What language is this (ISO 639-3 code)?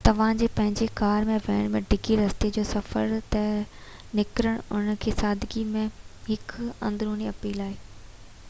snd